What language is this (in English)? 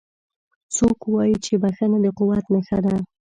Pashto